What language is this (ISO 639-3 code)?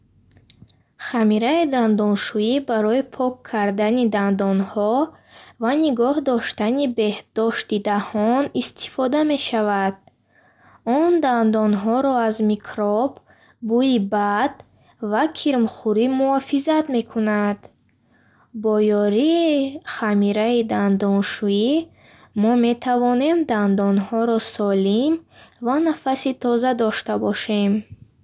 bhh